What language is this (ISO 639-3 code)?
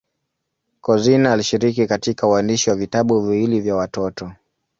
swa